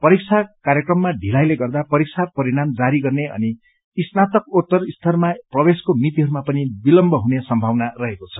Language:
Nepali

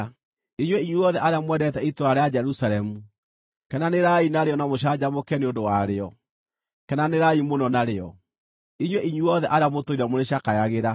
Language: Kikuyu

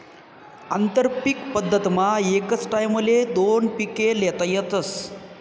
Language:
Marathi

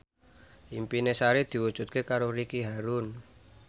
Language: Javanese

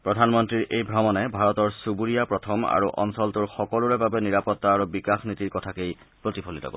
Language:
Assamese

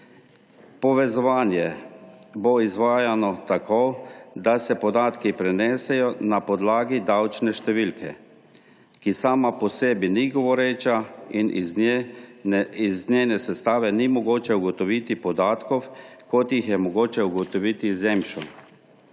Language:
Slovenian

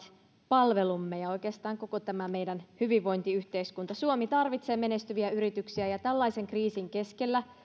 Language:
Finnish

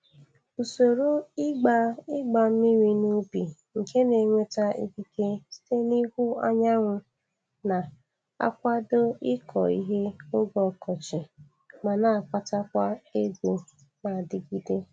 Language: Igbo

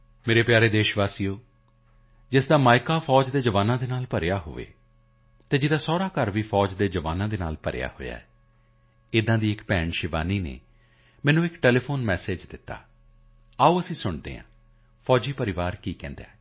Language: Punjabi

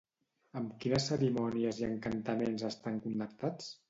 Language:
Catalan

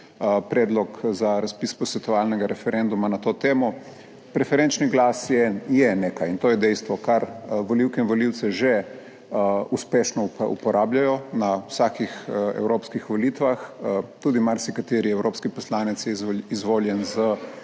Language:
Slovenian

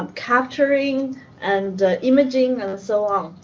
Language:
English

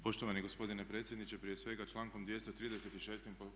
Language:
Croatian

